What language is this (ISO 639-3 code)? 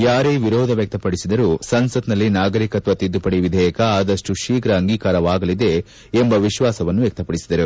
kan